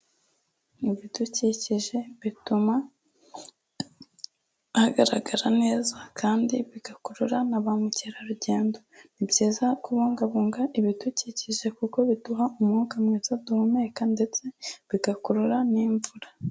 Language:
Kinyarwanda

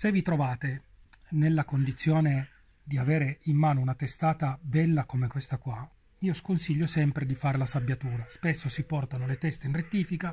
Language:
Italian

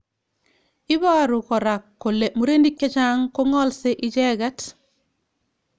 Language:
Kalenjin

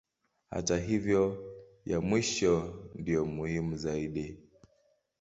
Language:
Swahili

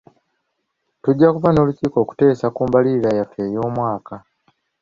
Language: Ganda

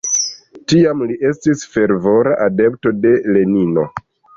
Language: Esperanto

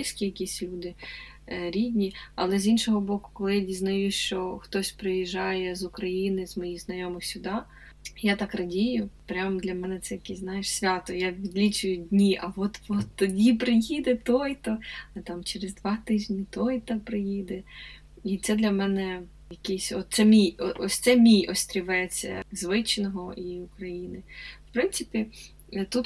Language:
Ukrainian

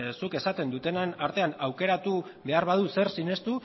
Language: Basque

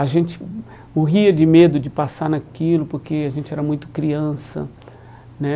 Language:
Portuguese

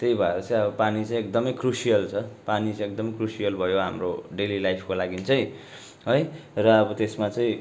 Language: Nepali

